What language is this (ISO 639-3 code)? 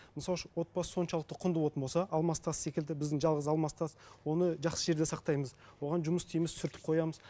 kaz